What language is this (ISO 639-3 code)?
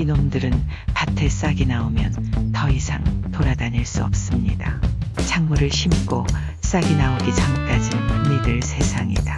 kor